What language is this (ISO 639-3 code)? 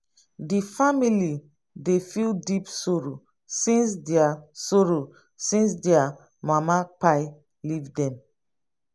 pcm